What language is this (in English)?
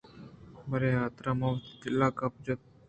Eastern Balochi